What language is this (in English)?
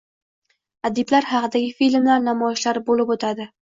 Uzbek